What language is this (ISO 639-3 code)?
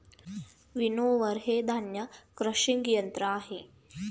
mar